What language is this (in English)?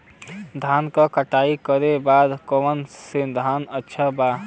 Bhojpuri